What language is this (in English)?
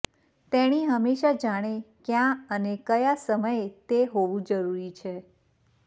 Gujarati